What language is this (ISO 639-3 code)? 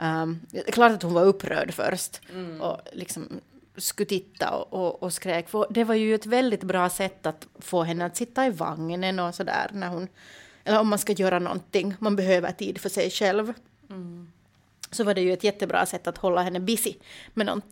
swe